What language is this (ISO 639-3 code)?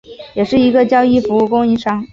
zho